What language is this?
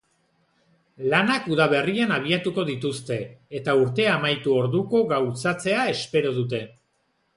Basque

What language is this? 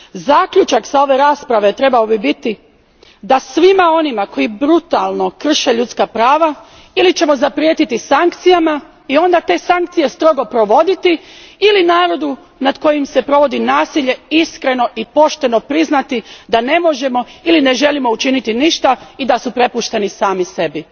Croatian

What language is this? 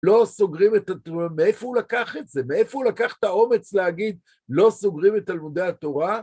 Hebrew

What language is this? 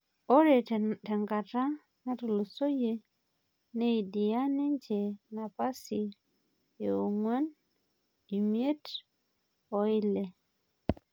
Masai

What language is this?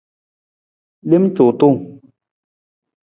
Nawdm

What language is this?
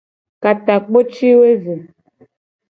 Gen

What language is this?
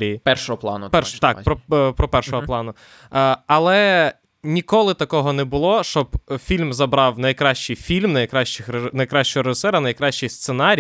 Ukrainian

